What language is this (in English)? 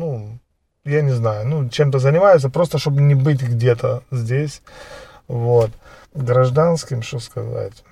Ukrainian